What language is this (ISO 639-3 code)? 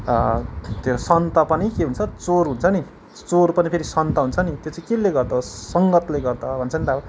nep